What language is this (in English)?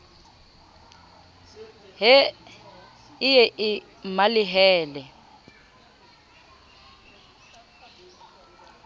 Southern Sotho